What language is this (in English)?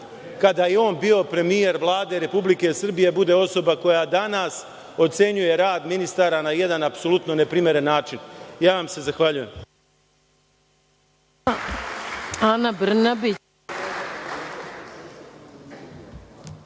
Serbian